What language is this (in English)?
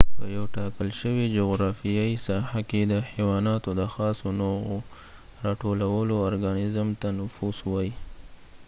Pashto